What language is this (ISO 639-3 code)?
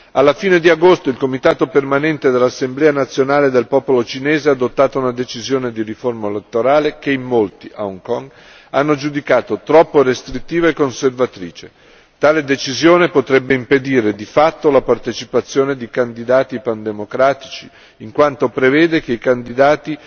ita